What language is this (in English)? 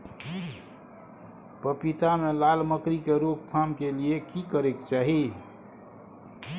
Maithili